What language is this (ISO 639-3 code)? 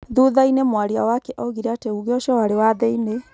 kik